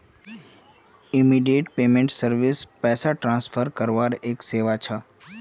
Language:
Magahi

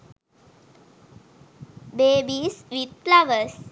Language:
Sinhala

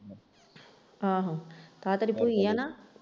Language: Punjabi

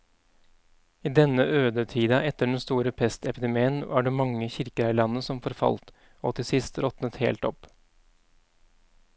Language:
Norwegian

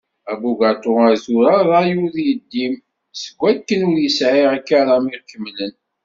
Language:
Kabyle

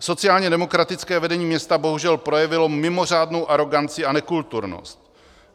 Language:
Czech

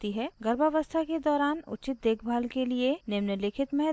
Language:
Hindi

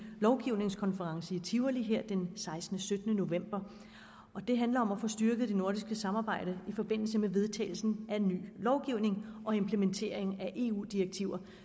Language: Danish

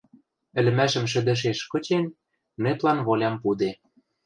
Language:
Western Mari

